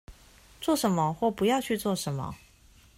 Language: Chinese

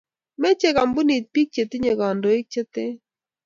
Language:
Kalenjin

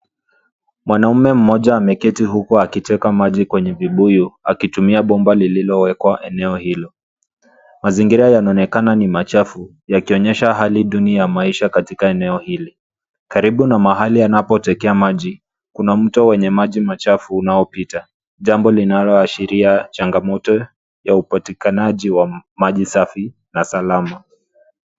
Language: Swahili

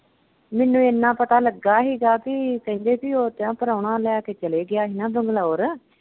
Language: Punjabi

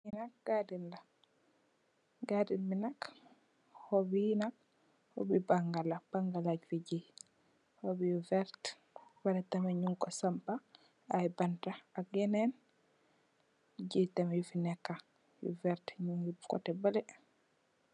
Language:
Wolof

